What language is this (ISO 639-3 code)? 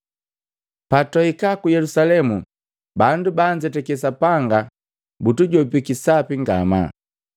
mgv